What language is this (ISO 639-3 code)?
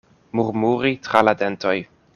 epo